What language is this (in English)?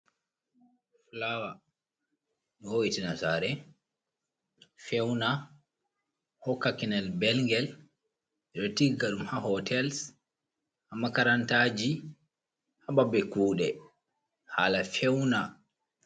Fula